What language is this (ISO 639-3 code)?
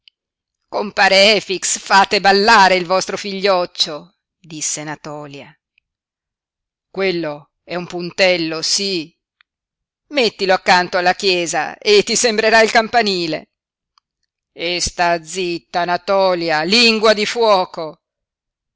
ita